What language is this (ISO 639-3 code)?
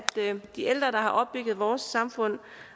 dan